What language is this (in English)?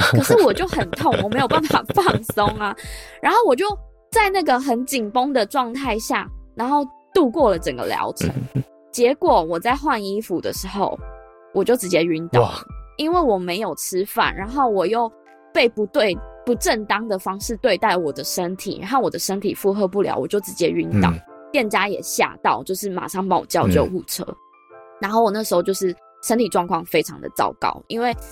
Chinese